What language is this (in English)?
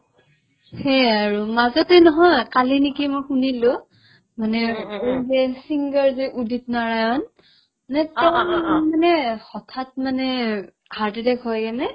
Assamese